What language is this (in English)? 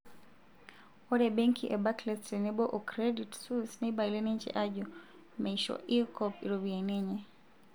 Masai